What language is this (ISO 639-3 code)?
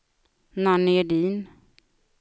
swe